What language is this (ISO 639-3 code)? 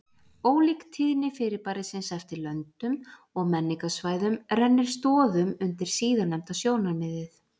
isl